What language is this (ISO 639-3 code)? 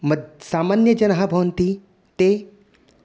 san